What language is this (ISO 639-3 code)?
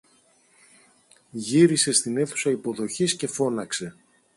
ell